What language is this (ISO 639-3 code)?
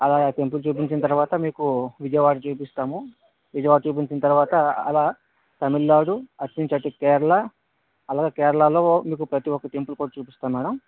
tel